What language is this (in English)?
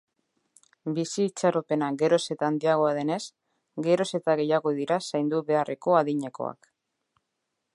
Basque